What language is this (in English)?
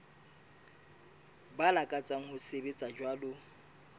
Southern Sotho